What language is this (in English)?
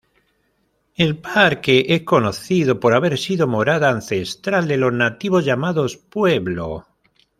Spanish